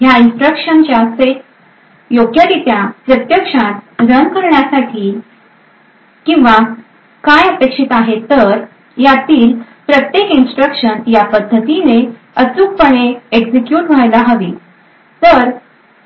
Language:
Marathi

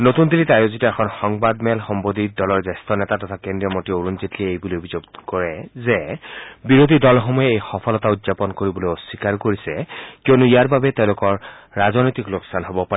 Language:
Assamese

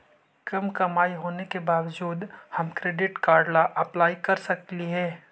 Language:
Magahi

